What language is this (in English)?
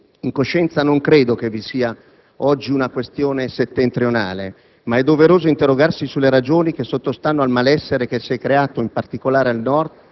Italian